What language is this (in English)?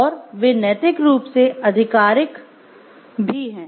Hindi